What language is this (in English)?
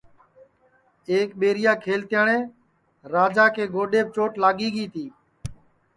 Sansi